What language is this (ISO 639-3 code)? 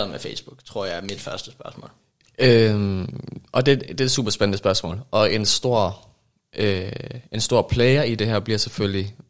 dan